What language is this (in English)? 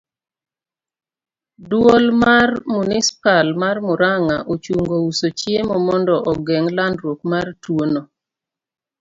Luo (Kenya and Tanzania)